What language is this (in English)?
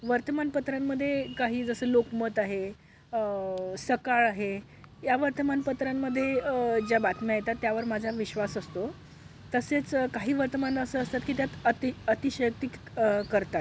Marathi